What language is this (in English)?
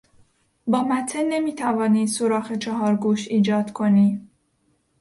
Persian